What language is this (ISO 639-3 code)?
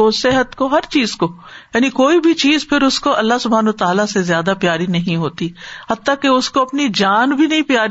urd